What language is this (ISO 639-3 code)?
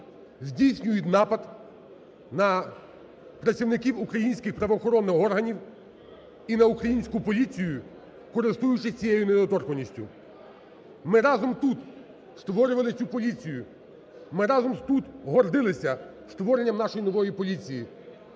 ukr